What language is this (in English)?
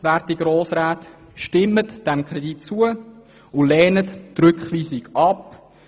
Swiss German